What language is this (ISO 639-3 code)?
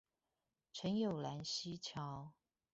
zho